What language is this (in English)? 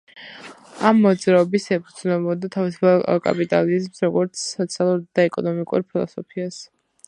Georgian